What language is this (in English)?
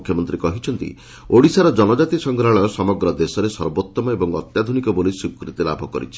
Odia